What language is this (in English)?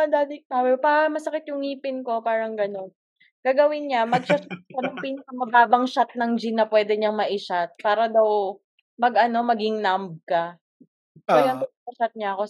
Filipino